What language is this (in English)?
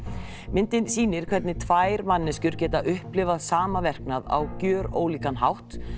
Icelandic